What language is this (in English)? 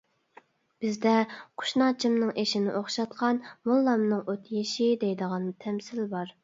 Uyghur